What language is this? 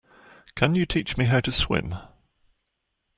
English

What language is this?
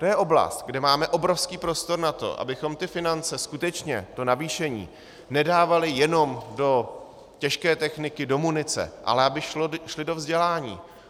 Czech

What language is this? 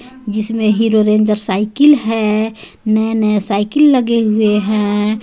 Hindi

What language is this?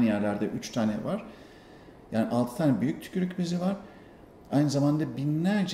Turkish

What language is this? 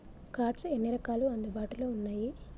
Telugu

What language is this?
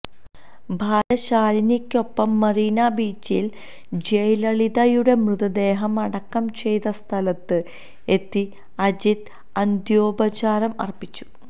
Malayalam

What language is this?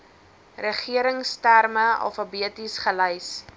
Afrikaans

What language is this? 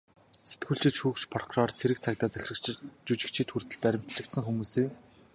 Mongolian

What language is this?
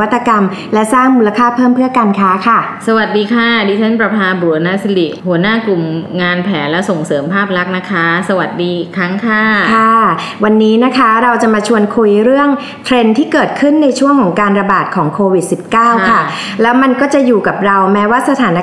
Thai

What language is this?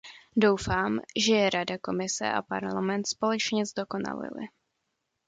Czech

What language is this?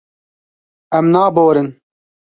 Kurdish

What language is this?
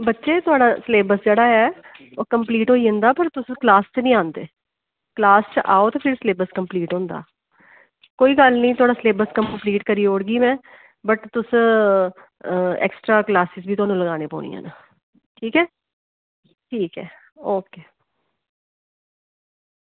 Dogri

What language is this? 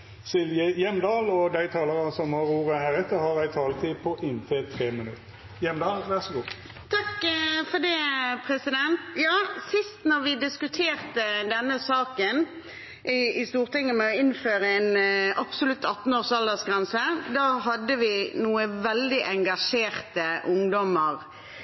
Norwegian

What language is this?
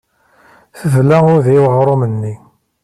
Kabyle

